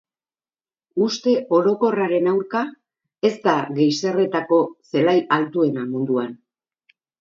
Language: Basque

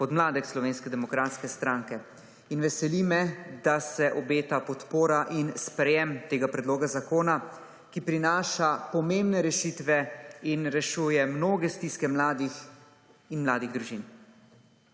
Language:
Slovenian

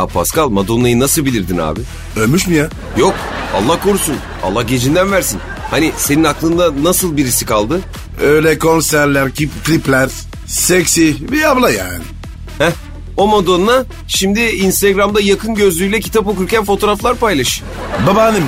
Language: Turkish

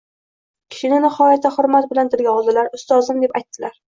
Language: Uzbek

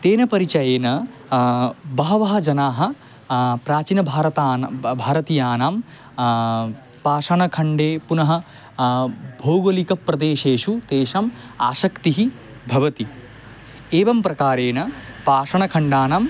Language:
Sanskrit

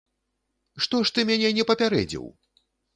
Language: Belarusian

